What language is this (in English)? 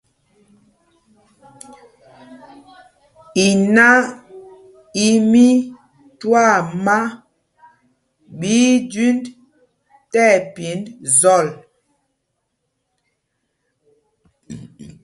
Mpumpong